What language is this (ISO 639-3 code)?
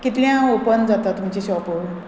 kok